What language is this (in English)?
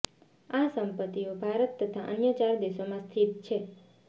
Gujarati